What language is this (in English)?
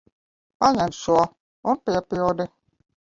Latvian